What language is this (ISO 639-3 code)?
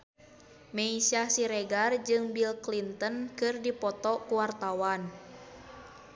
sun